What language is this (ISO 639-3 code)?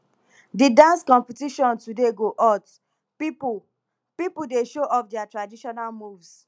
pcm